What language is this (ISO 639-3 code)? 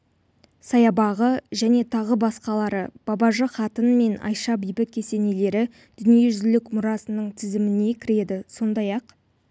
kaz